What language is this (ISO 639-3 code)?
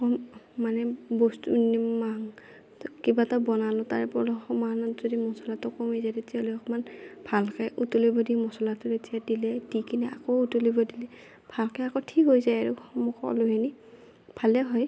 asm